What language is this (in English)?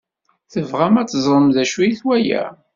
Kabyle